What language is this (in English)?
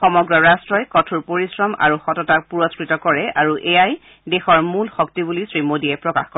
Assamese